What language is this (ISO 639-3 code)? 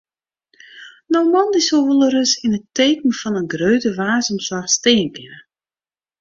fry